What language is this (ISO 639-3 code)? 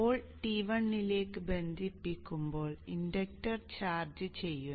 mal